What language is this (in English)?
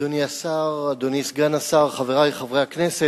Hebrew